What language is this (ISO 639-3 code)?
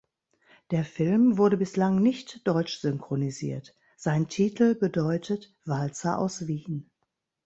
deu